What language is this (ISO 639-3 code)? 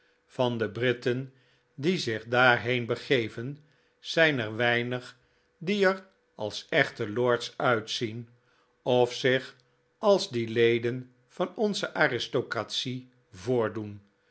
nld